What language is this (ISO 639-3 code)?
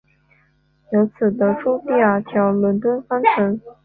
zho